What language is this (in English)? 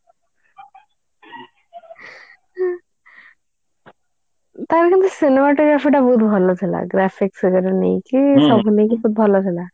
Odia